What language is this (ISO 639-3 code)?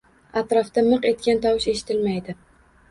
uzb